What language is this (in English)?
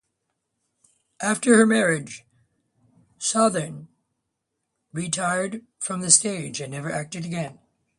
English